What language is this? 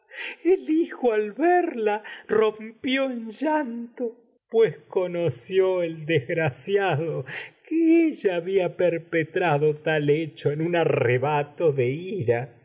Spanish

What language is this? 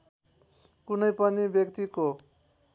Nepali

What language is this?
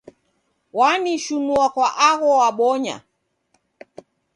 Taita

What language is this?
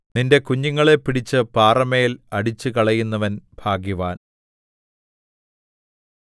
Malayalam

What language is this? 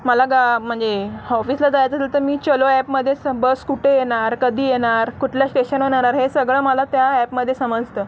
Marathi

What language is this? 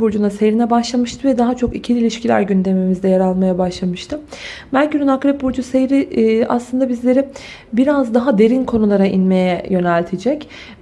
Turkish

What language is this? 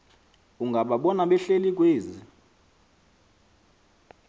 Xhosa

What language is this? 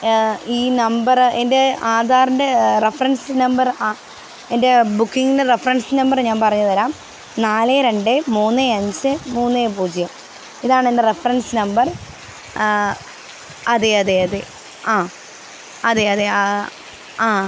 Malayalam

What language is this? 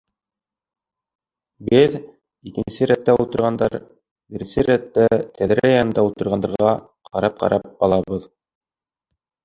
Bashkir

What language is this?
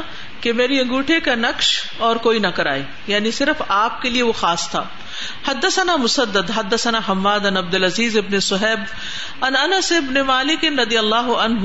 Urdu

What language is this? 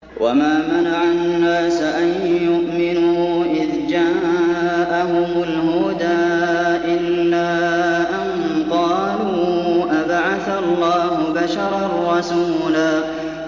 Arabic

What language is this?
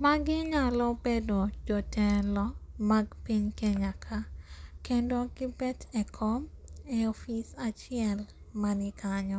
Luo (Kenya and Tanzania)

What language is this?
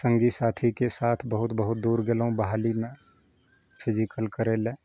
Maithili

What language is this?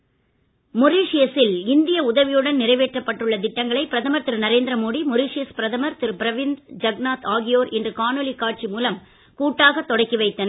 Tamil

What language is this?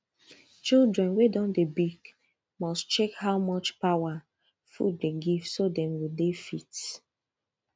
Nigerian Pidgin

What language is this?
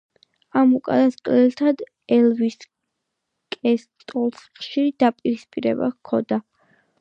Georgian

